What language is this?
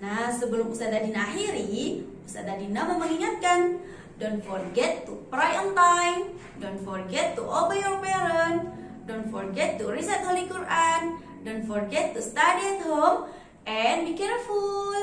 Indonesian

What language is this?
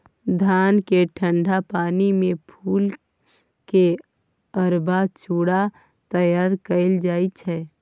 Maithili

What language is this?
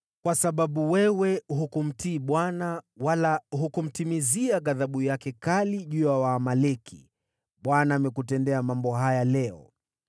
Swahili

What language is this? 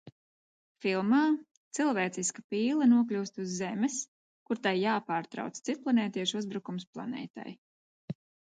Latvian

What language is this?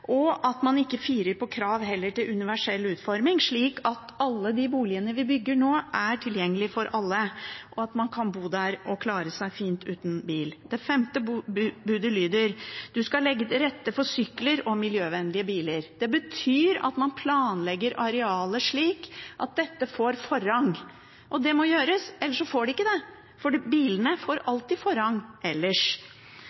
Norwegian Bokmål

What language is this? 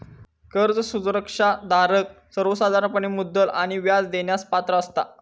Marathi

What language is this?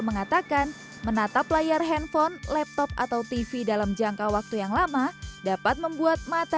Indonesian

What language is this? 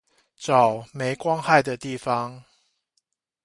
Chinese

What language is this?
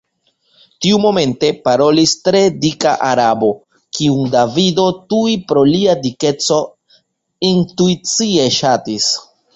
Esperanto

